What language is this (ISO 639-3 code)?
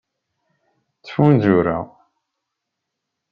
kab